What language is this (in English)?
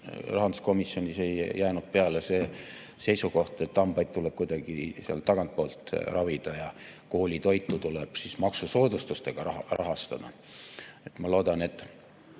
Estonian